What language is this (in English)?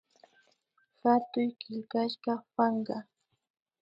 Imbabura Highland Quichua